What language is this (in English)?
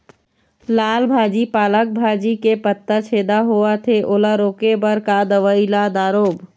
Chhattisgarhi